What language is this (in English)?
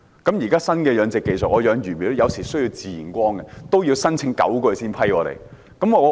Cantonese